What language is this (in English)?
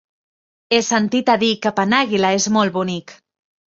Catalan